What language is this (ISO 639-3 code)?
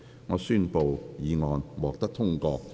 yue